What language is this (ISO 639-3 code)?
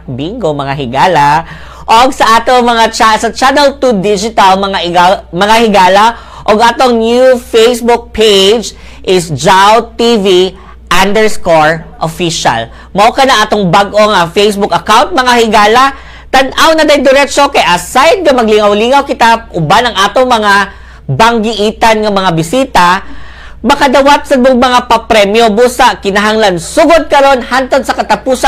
fil